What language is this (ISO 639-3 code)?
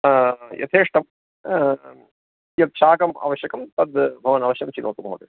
san